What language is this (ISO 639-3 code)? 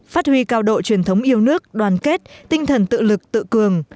vie